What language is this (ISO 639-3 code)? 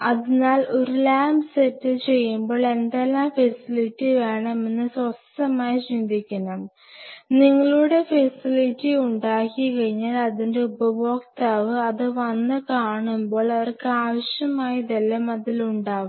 mal